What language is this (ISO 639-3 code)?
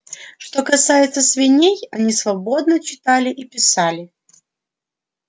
rus